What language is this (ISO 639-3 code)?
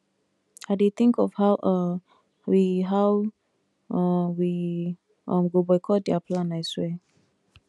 pcm